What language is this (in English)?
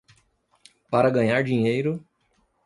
Portuguese